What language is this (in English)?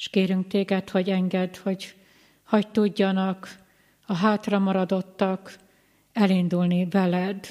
Hungarian